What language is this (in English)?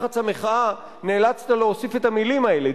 Hebrew